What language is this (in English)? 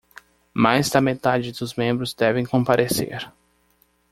Portuguese